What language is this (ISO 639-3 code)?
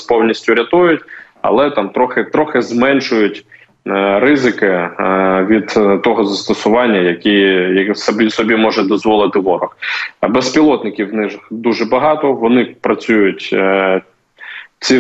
ukr